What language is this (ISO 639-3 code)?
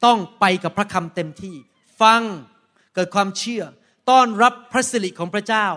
tha